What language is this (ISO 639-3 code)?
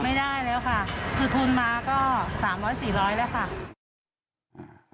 tha